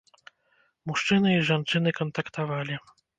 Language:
Belarusian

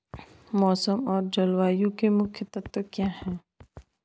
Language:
Hindi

